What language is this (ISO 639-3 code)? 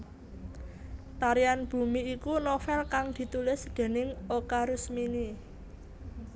jav